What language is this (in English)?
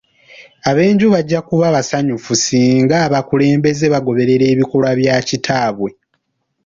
Ganda